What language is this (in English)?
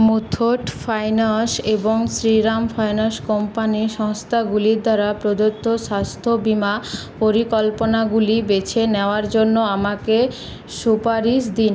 Bangla